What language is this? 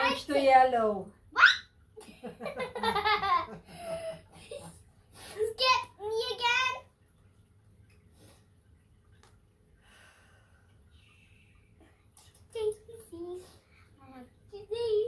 English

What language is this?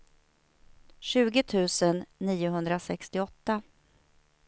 Swedish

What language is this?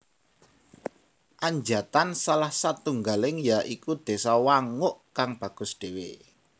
Javanese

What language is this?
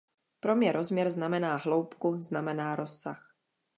Czech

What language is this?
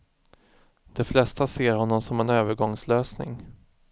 Swedish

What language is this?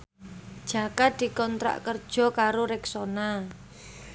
Javanese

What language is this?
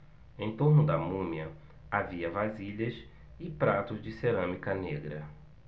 Portuguese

